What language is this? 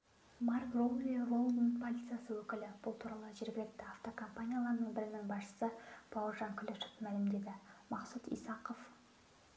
Kazakh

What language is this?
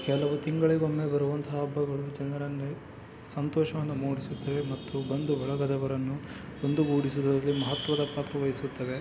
Kannada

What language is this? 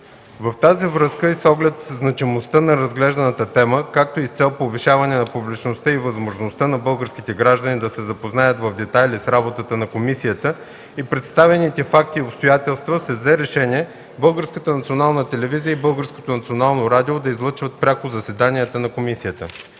Bulgarian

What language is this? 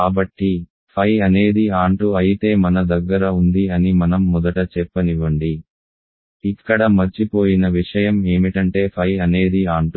Telugu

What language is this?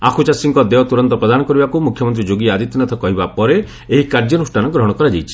Odia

